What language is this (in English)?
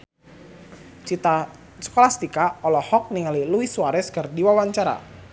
Sundanese